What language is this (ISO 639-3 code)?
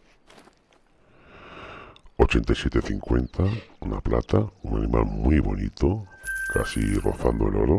spa